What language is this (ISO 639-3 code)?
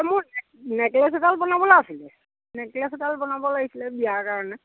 asm